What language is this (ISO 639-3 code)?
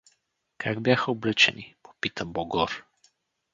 bul